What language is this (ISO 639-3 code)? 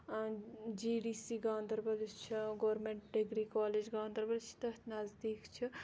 kas